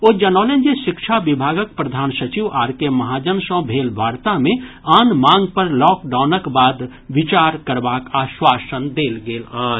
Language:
Maithili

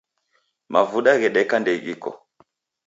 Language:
Taita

